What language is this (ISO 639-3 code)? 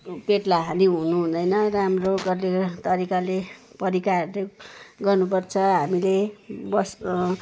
nep